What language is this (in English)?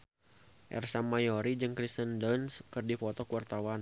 Sundanese